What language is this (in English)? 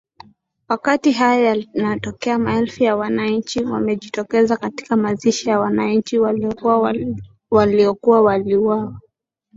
Swahili